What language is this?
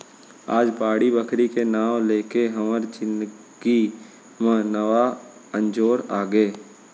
Chhattisgarhi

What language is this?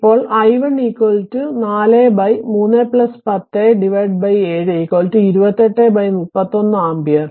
Malayalam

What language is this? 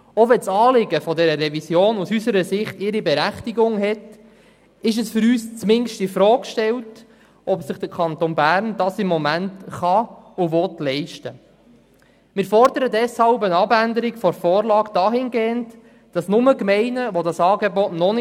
Swiss German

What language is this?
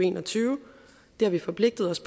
Danish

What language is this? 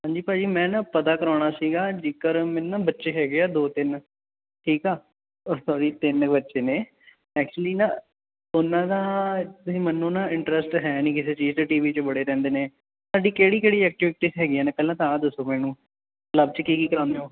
Punjabi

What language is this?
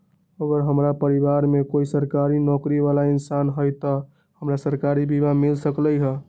Magahi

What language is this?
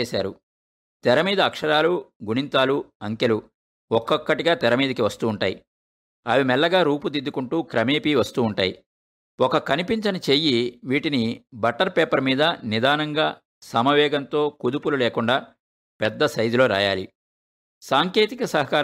Telugu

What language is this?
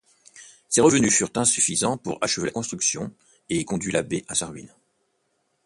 French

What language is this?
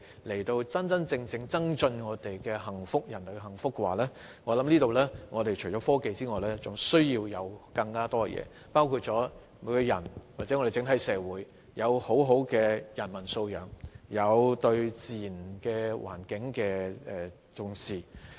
Cantonese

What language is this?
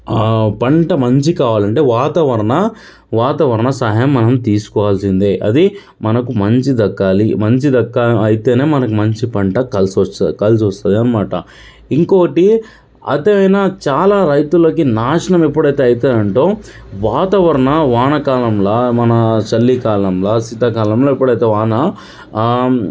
Telugu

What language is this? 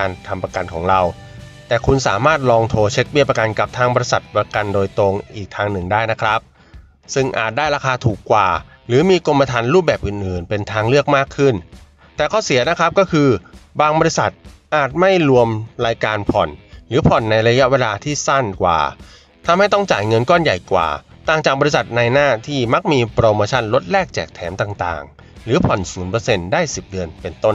Thai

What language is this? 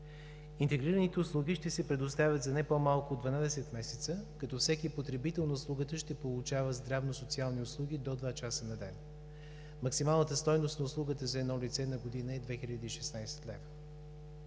Bulgarian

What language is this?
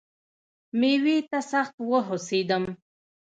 Pashto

